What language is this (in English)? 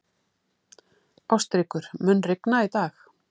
Icelandic